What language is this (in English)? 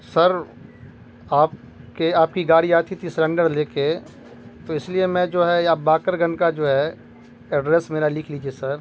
Urdu